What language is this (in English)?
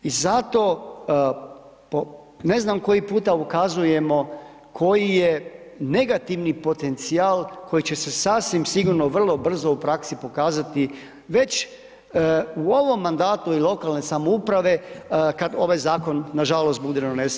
Croatian